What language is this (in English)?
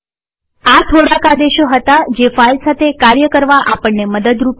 Gujarati